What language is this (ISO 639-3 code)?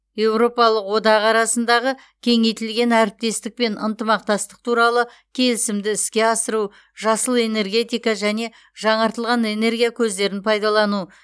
kaz